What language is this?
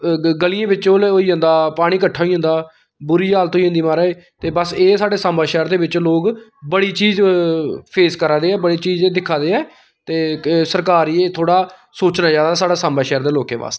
Dogri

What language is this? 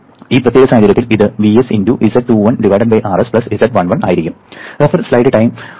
Malayalam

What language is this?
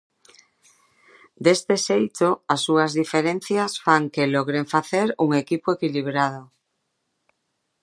Galician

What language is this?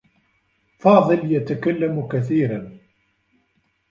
Arabic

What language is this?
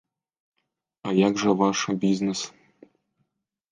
Belarusian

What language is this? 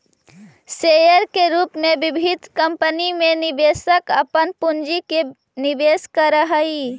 Magahi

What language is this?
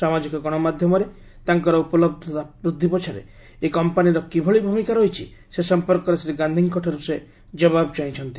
Odia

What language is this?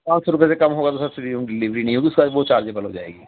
Urdu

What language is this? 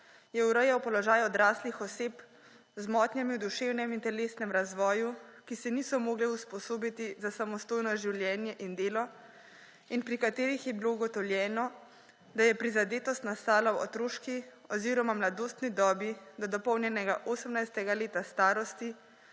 Slovenian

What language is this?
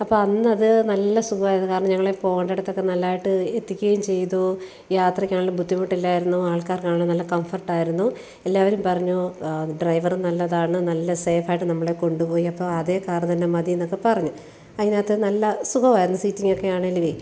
Malayalam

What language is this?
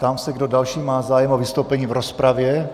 Czech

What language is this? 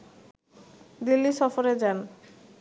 Bangla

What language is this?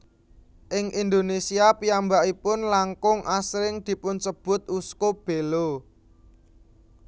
Javanese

